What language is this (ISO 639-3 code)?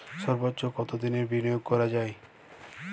ben